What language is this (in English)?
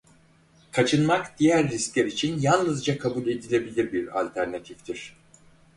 Turkish